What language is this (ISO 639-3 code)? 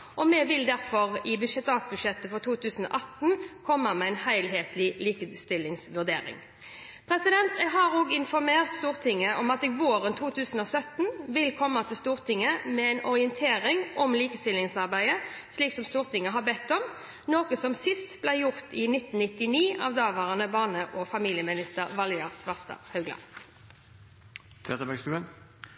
nob